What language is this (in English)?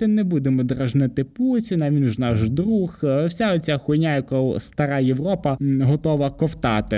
Ukrainian